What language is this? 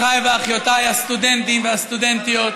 Hebrew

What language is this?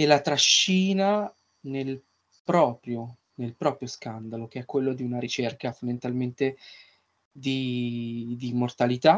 Italian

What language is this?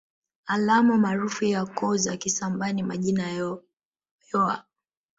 Swahili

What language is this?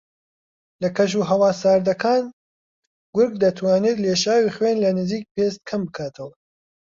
Central Kurdish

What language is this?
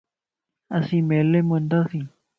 Lasi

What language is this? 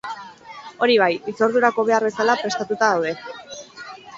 Basque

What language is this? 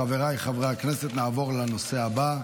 Hebrew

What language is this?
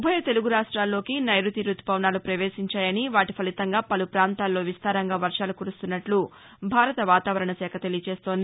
Telugu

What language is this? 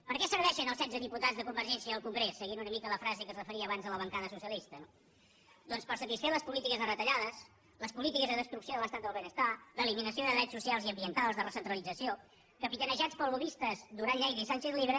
Catalan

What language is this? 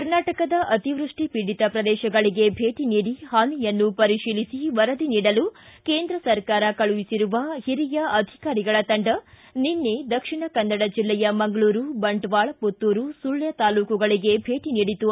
Kannada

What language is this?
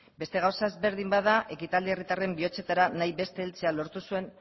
Basque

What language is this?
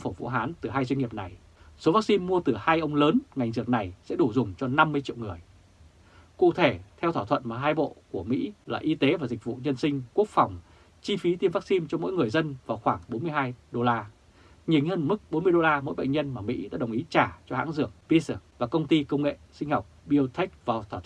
Vietnamese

